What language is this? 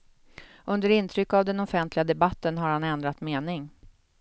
Swedish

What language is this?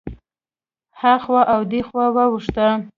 Pashto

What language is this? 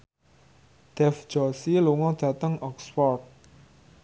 Javanese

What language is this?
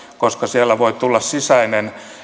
Finnish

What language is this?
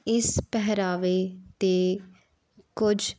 Punjabi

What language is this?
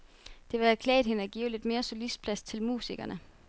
Danish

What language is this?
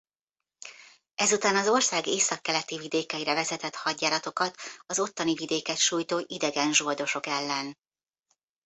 Hungarian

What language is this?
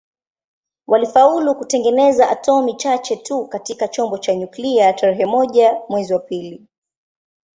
Swahili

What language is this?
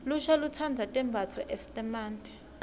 Swati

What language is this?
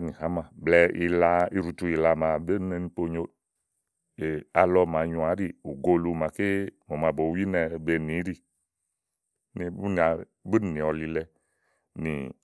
Igo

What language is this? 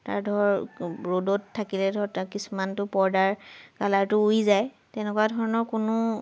Assamese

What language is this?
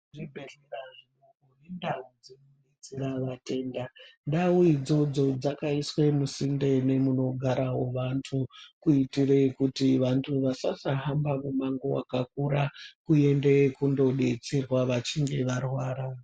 Ndau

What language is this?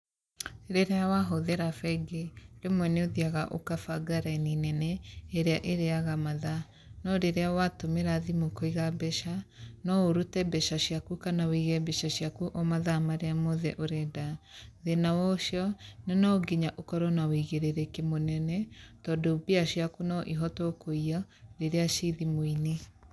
Kikuyu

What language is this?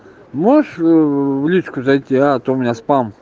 Russian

